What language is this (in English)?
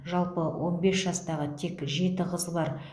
Kazakh